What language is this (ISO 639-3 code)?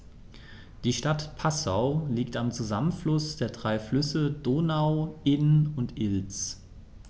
deu